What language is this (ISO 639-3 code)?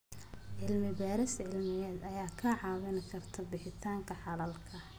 som